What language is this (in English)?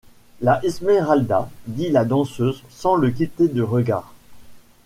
French